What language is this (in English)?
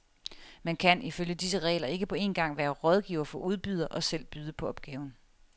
Danish